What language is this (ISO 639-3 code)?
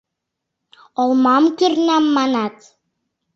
chm